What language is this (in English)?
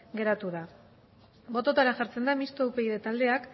Basque